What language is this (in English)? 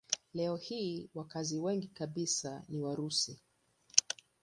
Swahili